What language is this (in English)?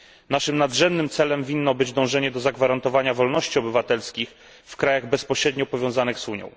Polish